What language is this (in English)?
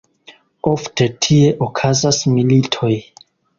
Esperanto